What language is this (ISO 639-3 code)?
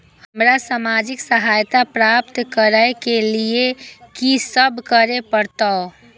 mai